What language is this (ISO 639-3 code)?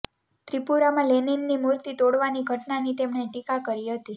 guj